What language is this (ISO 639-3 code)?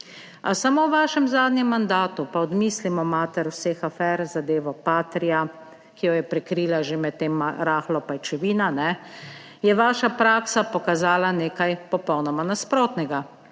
slv